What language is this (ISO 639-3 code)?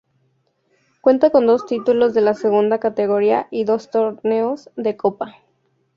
spa